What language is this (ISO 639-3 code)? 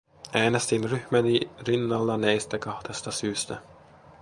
fin